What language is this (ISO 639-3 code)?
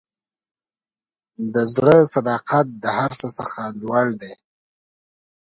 pus